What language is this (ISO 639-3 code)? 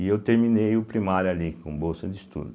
por